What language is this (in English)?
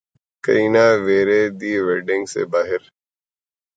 Urdu